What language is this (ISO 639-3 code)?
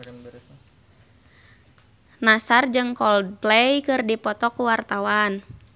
sun